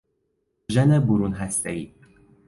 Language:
Persian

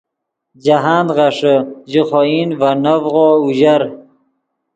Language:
Yidgha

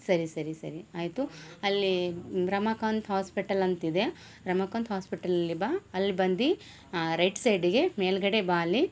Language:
Kannada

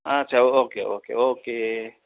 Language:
Nepali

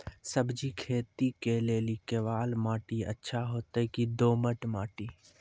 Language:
Maithili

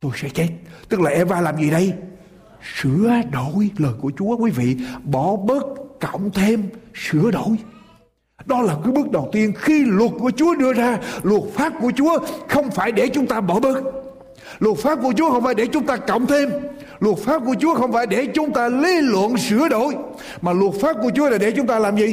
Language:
Vietnamese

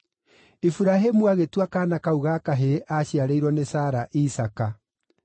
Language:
Kikuyu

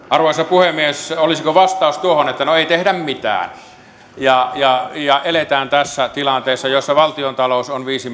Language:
Finnish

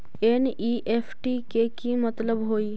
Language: Magahi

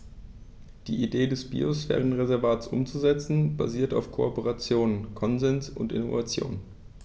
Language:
German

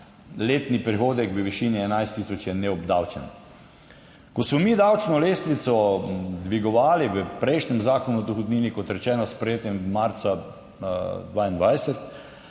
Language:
Slovenian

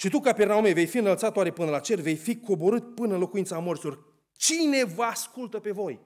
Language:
Romanian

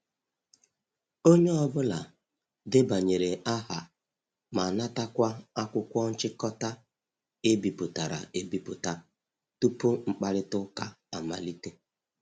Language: Igbo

